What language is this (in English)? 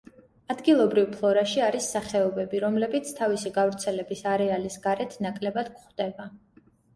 Georgian